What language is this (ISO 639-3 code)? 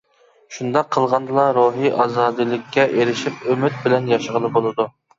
uig